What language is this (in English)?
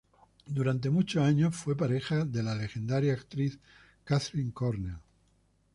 Spanish